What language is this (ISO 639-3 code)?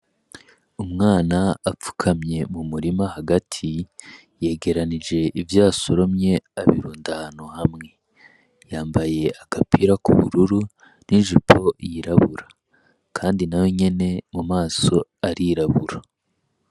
run